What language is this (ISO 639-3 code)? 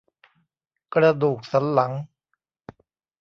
tha